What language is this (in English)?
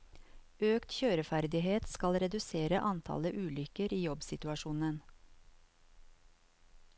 Norwegian